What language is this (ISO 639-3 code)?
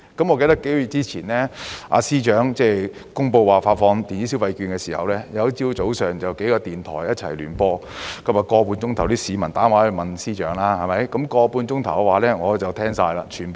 yue